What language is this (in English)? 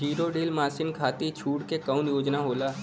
Bhojpuri